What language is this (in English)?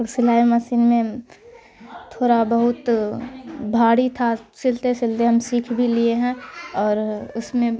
Urdu